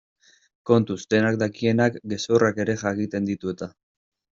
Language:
Basque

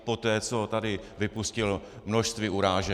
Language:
Czech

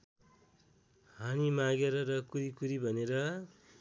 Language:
Nepali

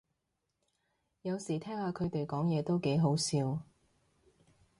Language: Cantonese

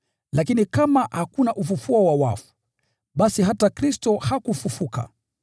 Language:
Swahili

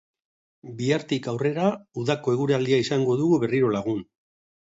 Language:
Basque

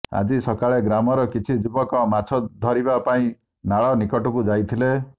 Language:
Odia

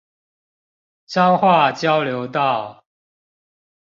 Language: Chinese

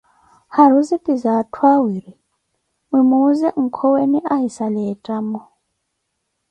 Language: Koti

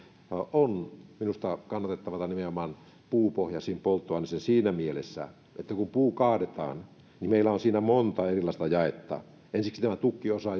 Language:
Finnish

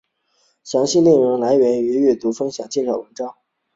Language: Chinese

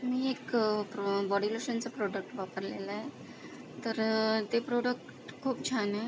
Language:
Marathi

